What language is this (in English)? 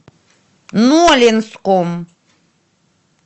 Russian